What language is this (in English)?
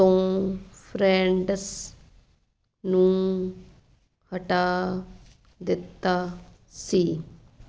Punjabi